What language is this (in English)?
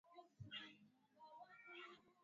Swahili